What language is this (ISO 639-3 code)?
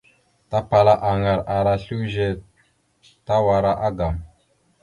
mxu